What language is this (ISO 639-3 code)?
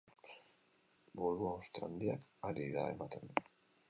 eus